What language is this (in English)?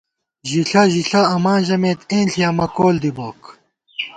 Gawar-Bati